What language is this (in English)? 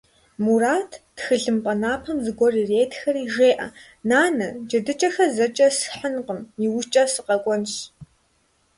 Kabardian